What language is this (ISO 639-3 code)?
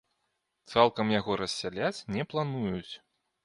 bel